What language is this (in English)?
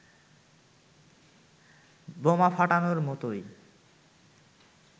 Bangla